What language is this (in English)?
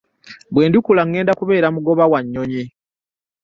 Ganda